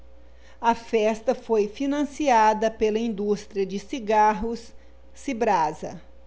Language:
Portuguese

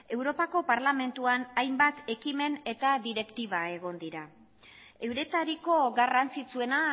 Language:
Basque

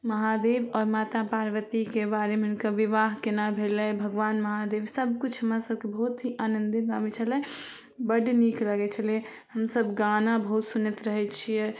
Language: Maithili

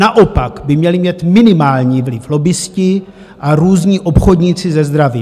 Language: Czech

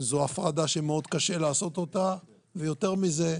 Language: Hebrew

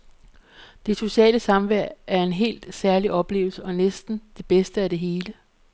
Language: Danish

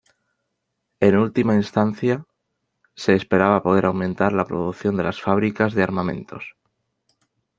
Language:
Spanish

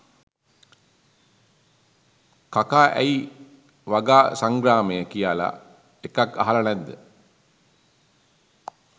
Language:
Sinhala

